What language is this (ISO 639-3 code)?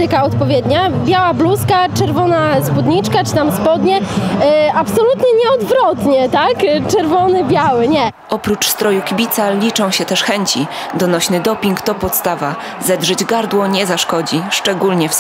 pol